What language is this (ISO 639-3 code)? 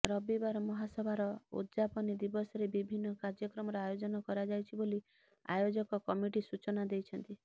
ori